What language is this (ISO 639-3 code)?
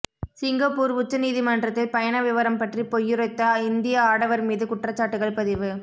tam